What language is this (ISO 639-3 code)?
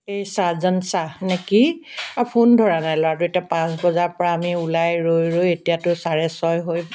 asm